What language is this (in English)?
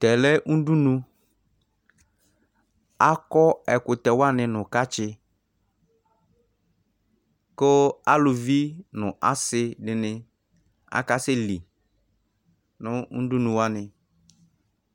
Ikposo